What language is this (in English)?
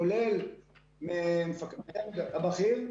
Hebrew